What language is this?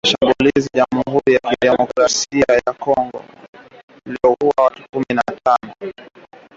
Swahili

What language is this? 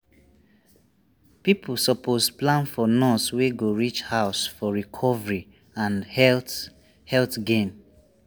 Nigerian Pidgin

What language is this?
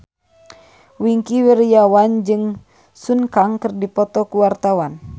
Sundanese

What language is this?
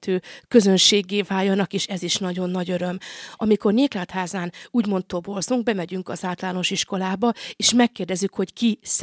Hungarian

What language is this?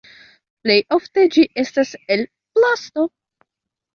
Esperanto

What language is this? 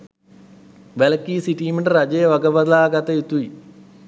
Sinhala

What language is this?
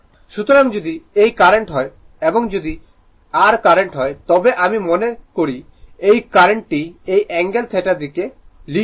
Bangla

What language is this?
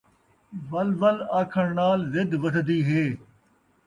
Saraiki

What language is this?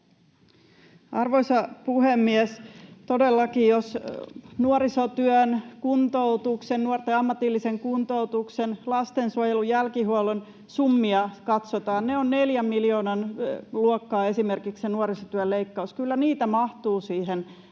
Finnish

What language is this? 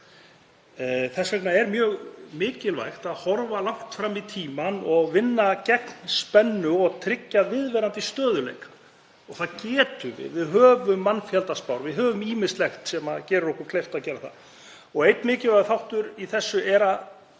Icelandic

